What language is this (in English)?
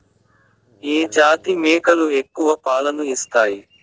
Telugu